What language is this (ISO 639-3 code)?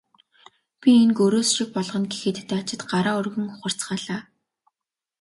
mon